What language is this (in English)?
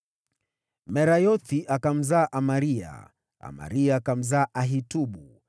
Swahili